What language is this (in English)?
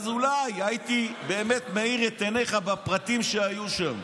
Hebrew